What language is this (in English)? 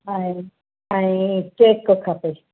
Sindhi